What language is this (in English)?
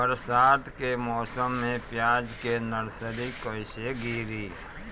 Bhojpuri